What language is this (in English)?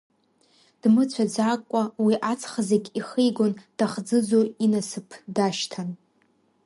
Abkhazian